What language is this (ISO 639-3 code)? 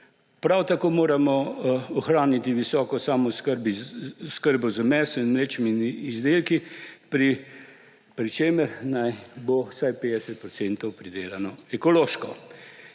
slv